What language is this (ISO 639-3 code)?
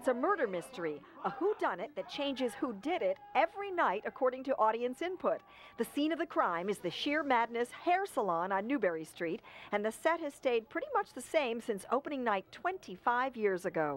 eng